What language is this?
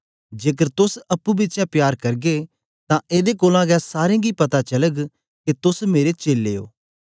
Dogri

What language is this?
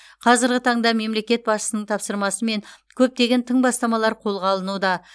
Kazakh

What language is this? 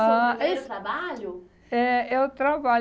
Portuguese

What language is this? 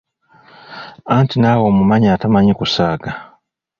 Ganda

